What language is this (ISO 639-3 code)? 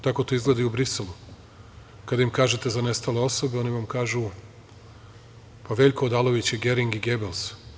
srp